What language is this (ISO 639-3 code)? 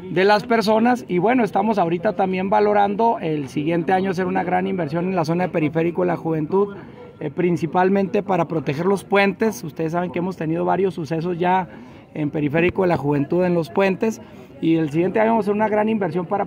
spa